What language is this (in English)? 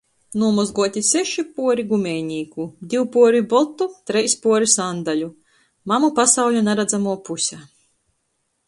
Latgalian